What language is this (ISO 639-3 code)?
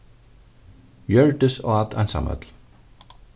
fao